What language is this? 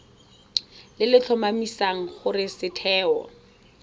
Tswana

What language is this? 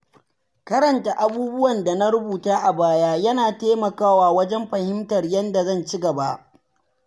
Hausa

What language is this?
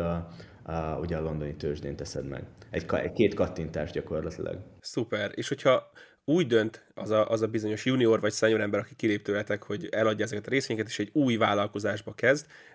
Hungarian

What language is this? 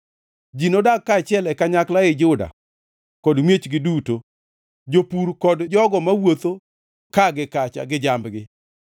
Luo (Kenya and Tanzania)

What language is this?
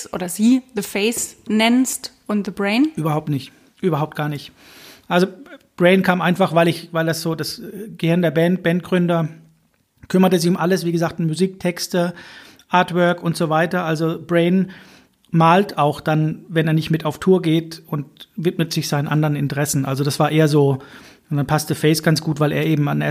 German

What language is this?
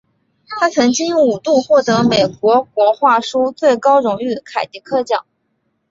Chinese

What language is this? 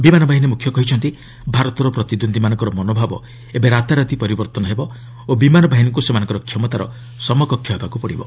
Odia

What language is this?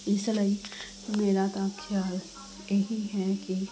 Punjabi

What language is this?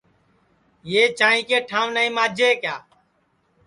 Sansi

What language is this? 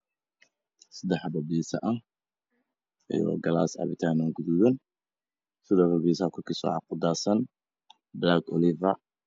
Somali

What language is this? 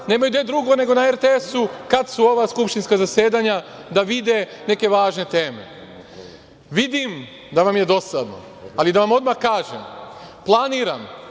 Serbian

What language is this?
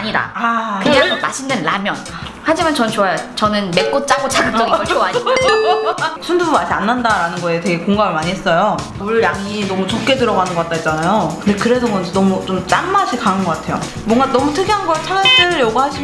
Korean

